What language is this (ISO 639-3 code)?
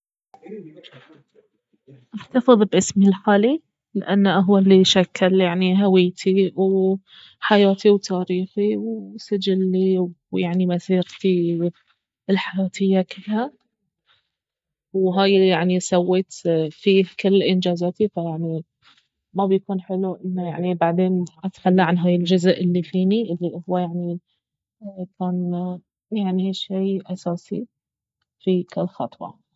abv